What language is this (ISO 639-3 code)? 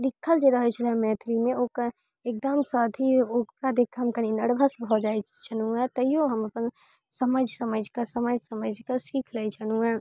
mai